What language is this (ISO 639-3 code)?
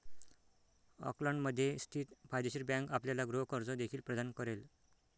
mar